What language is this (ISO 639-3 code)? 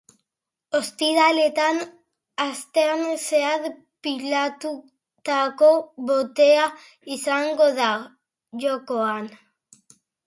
eus